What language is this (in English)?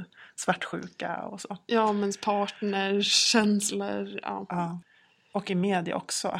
Swedish